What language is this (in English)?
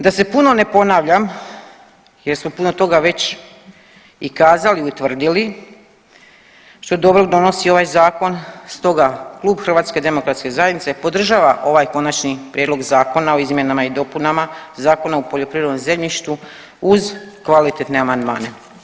Croatian